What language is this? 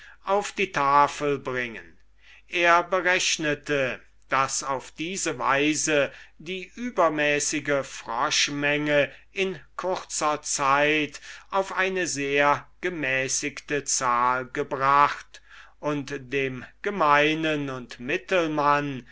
German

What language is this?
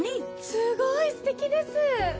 Japanese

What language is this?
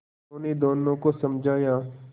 Hindi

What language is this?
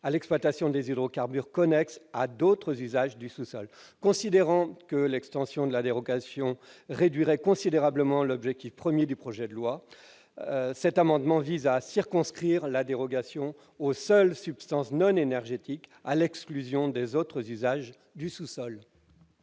French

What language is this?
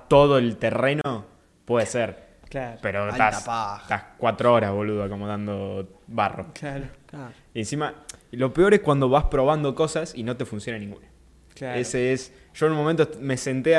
Spanish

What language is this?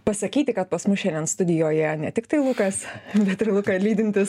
Lithuanian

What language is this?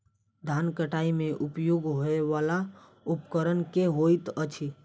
Maithili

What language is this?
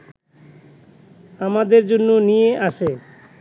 Bangla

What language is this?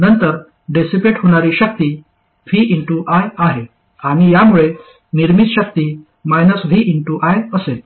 Marathi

